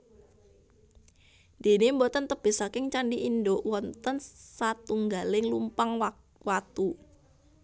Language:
Javanese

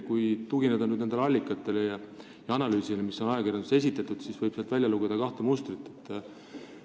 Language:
Estonian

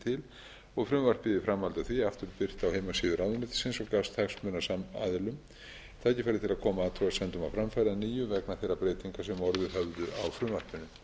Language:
Icelandic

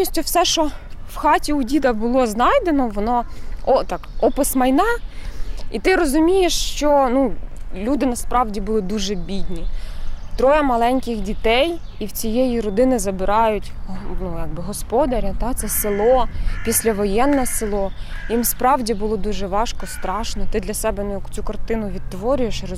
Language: Ukrainian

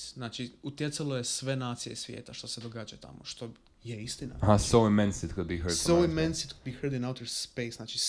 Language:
Croatian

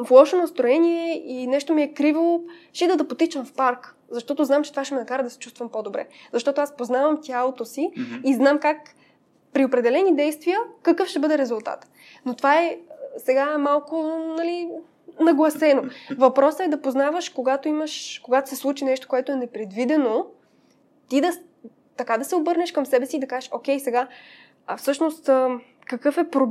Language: Bulgarian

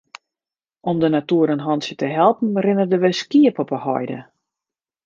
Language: Western Frisian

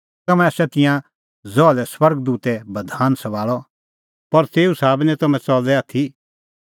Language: Kullu Pahari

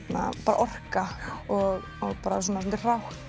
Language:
Icelandic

